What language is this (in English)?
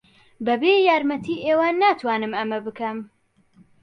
Central Kurdish